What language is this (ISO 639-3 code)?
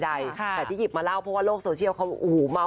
tha